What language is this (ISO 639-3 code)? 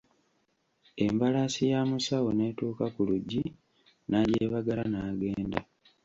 lug